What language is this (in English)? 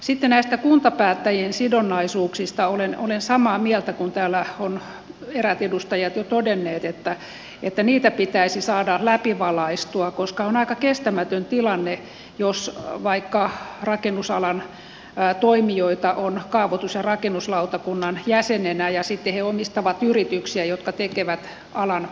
Finnish